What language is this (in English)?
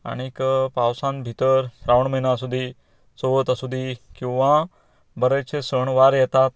Konkani